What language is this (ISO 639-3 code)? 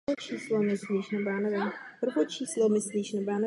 ces